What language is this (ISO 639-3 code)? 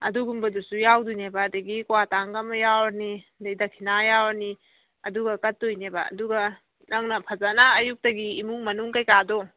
mni